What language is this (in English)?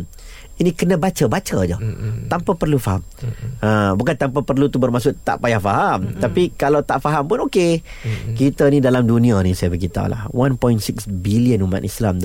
Malay